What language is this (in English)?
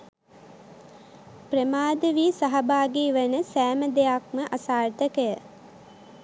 Sinhala